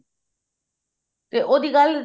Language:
Punjabi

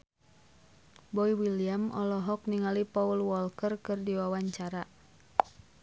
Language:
Sundanese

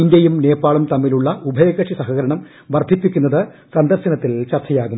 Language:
Malayalam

